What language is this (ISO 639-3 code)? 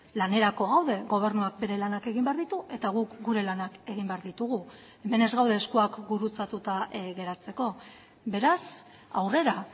eus